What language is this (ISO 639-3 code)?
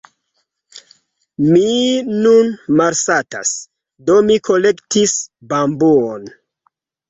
epo